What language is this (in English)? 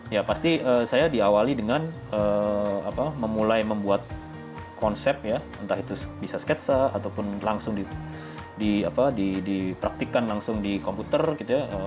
Indonesian